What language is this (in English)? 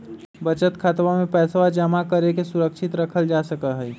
Magahi